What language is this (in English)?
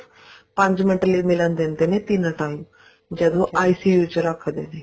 Punjabi